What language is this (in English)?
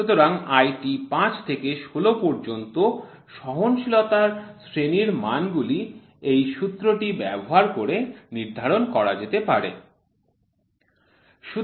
Bangla